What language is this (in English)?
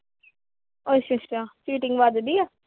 Punjabi